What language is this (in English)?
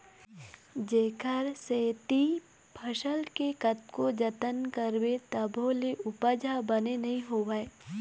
Chhattisgarhi